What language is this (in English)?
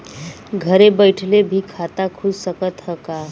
Bhojpuri